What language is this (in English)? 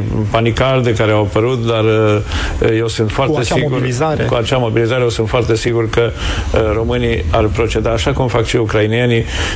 Romanian